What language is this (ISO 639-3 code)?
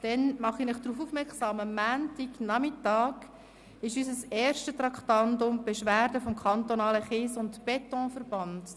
gsw